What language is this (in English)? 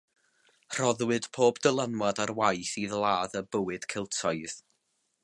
Welsh